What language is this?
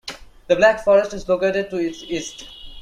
English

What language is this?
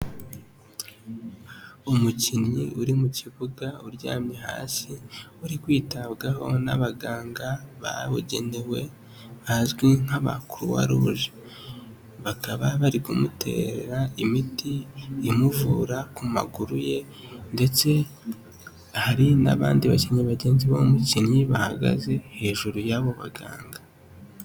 Kinyarwanda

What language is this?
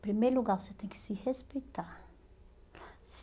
Portuguese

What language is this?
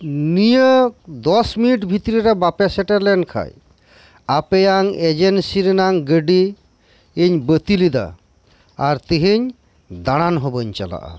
Santali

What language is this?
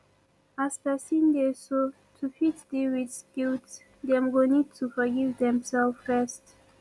Nigerian Pidgin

